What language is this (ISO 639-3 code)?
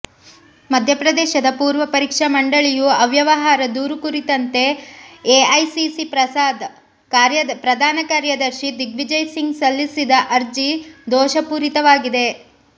kan